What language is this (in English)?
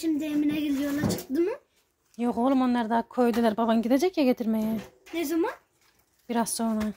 Turkish